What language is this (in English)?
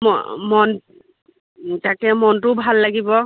Assamese